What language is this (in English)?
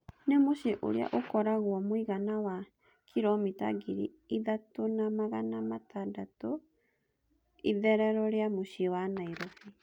Kikuyu